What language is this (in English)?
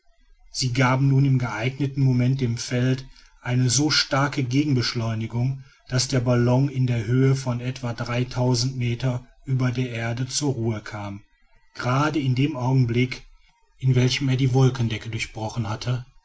German